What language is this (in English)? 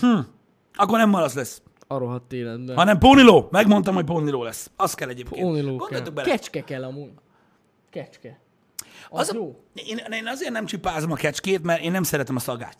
Hungarian